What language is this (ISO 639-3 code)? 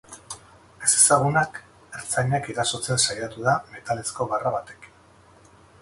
eus